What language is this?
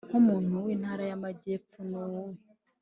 Kinyarwanda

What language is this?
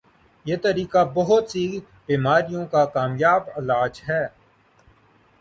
Urdu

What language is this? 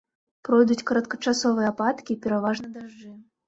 Belarusian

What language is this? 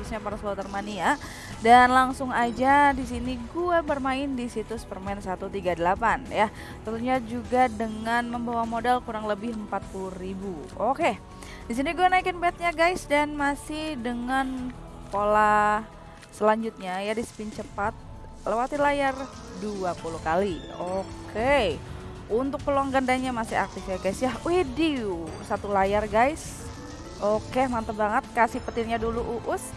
Indonesian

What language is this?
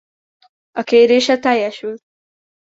Hungarian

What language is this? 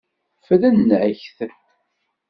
Kabyle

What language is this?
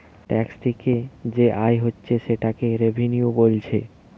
Bangla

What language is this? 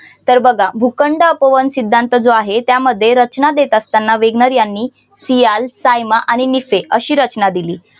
Marathi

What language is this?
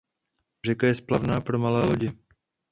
Czech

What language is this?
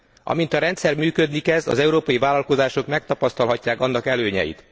Hungarian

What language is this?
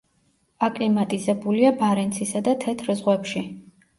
Georgian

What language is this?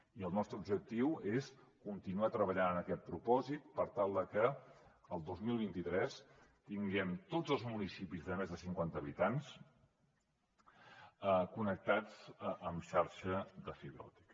Catalan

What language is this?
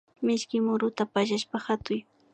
Imbabura Highland Quichua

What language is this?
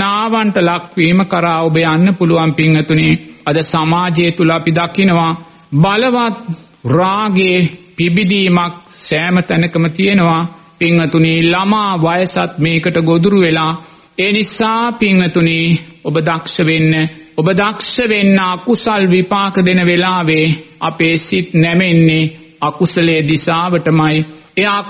Romanian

